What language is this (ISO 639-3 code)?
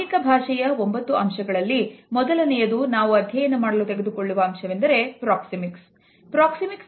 kan